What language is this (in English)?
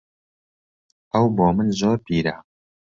Central Kurdish